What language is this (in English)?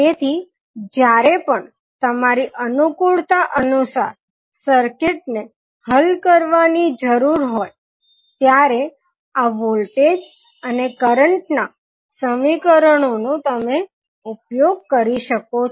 Gujarati